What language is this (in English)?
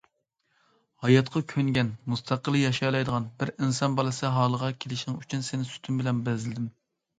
Uyghur